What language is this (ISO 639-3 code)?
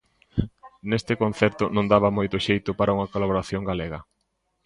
glg